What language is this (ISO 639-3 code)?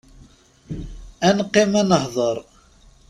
kab